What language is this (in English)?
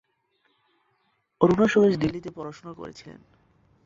Bangla